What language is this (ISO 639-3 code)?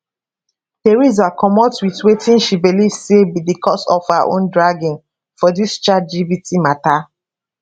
pcm